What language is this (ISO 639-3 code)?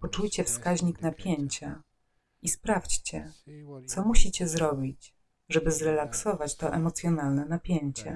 pol